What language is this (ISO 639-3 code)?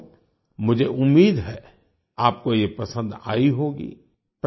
hin